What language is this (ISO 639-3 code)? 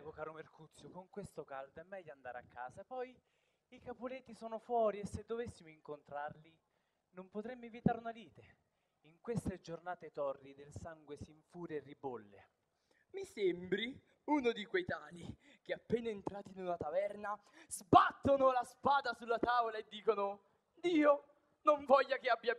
ita